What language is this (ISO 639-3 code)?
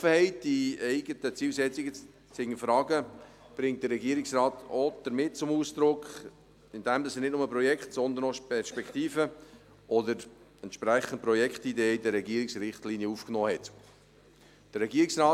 gsw